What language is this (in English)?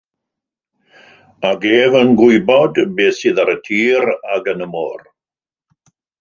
Welsh